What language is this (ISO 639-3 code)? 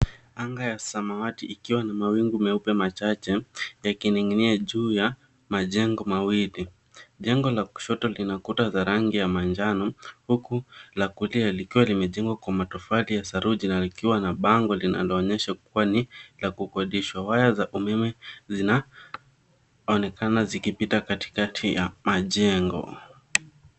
swa